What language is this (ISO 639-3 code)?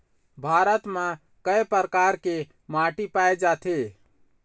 hne